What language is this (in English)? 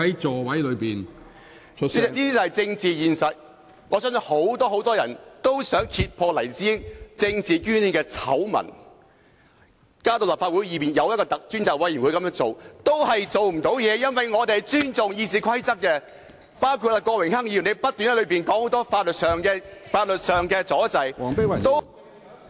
Cantonese